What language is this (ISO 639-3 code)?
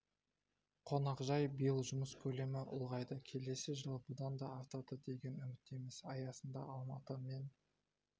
kaz